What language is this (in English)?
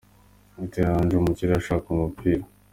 Kinyarwanda